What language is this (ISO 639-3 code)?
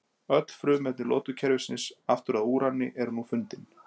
isl